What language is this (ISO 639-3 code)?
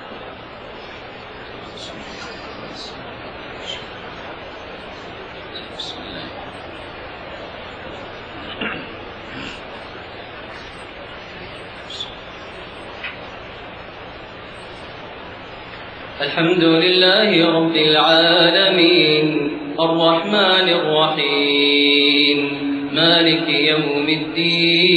ara